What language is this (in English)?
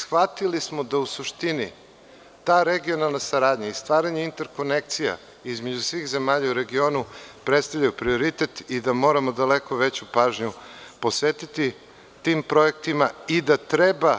Serbian